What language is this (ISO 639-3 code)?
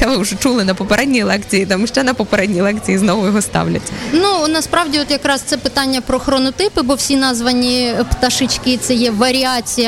ukr